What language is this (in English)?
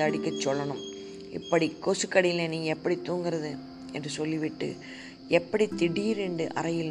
Tamil